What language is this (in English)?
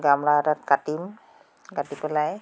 Assamese